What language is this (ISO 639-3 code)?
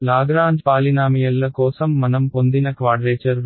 tel